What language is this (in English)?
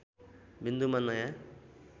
Nepali